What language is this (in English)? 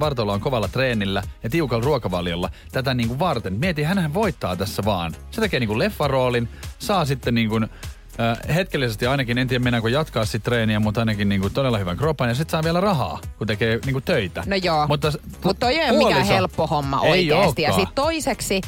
Finnish